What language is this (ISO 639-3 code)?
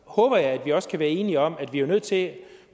dan